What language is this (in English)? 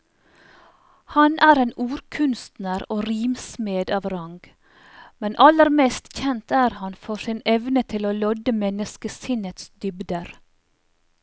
Norwegian